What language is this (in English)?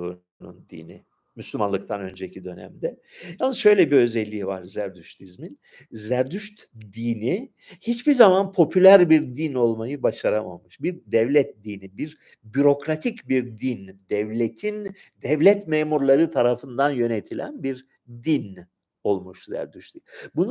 Turkish